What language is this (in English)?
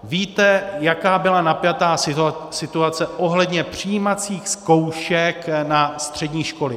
Czech